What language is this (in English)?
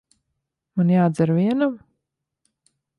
Latvian